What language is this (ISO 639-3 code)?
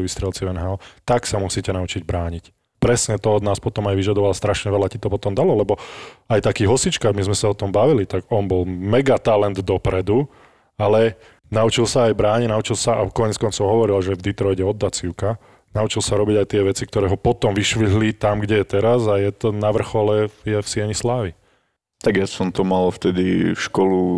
slk